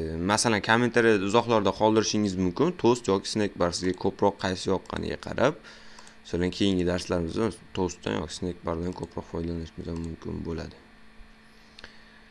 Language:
Uzbek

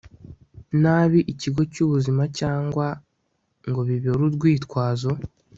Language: Kinyarwanda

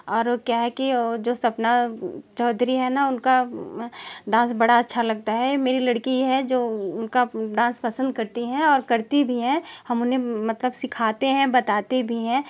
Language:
Hindi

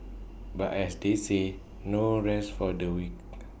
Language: English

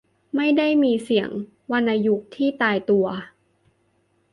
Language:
Thai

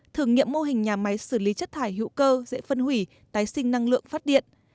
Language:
Vietnamese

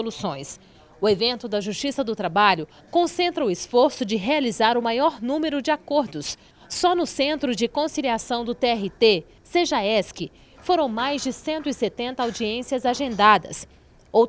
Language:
Portuguese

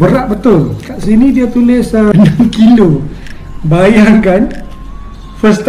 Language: Malay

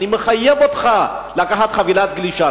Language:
Hebrew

